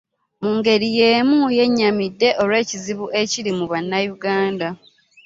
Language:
Ganda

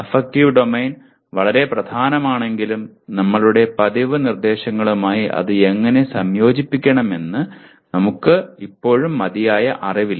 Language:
Malayalam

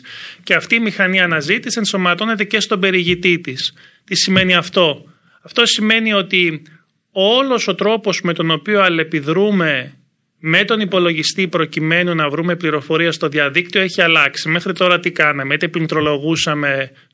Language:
Greek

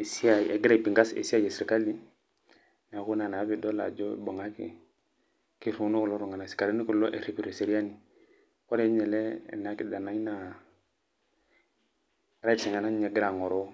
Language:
Masai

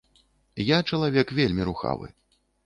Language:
Belarusian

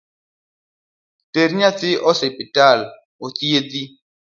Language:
Luo (Kenya and Tanzania)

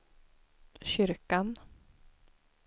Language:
Swedish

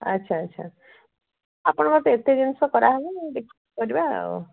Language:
Odia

